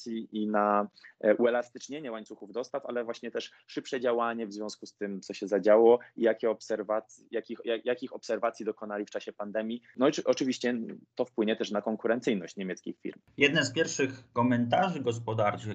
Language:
Polish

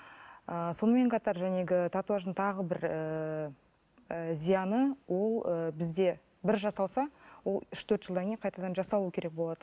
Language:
Kazakh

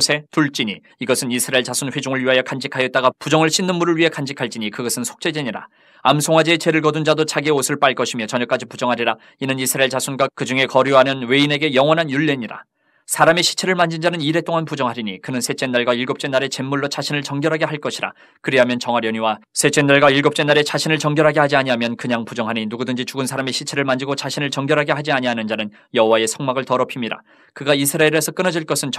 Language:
Korean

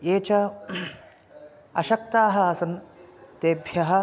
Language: Sanskrit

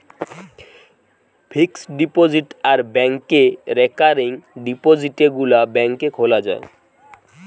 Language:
Bangla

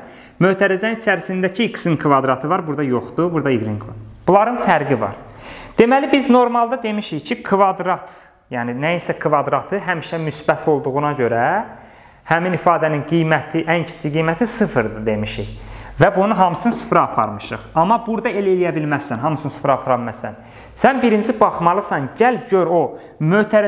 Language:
Turkish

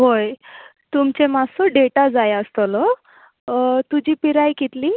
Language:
Konkani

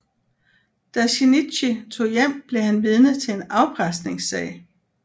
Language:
Danish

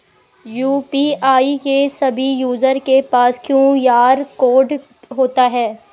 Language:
Hindi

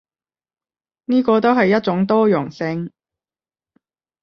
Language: Cantonese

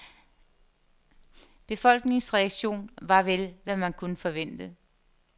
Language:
Danish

